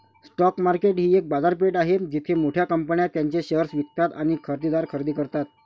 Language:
Marathi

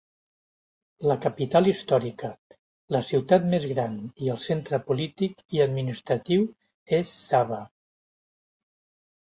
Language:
Catalan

